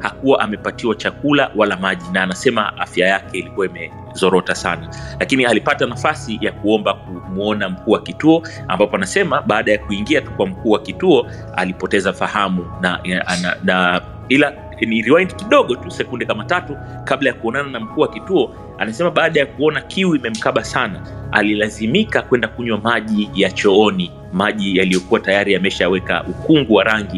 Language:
Swahili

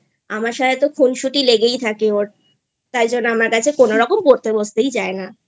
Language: Bangla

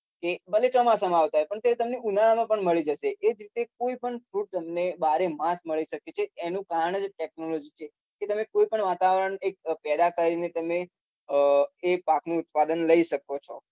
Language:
Gujarati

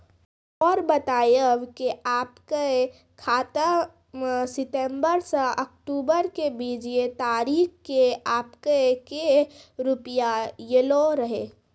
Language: Maithili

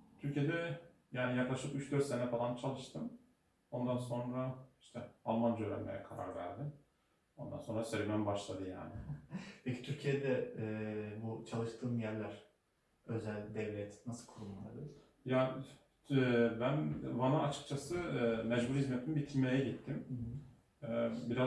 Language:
Turkish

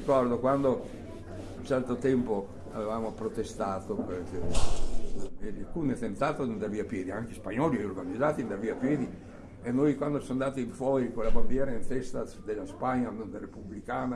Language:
Italian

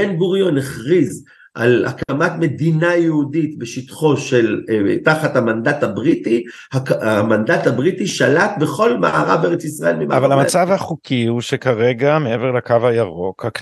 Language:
Hebrew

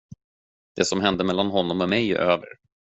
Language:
Swedish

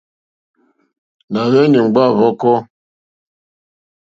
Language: Mokpwe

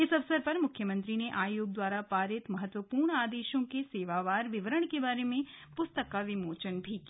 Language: Hindi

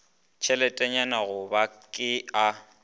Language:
Northern Sotho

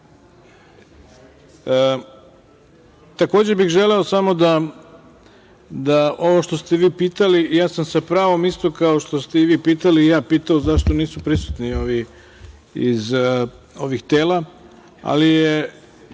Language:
Serbian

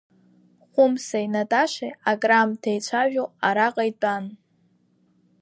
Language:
Abkhazian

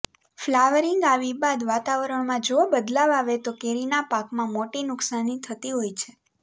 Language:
Gujarati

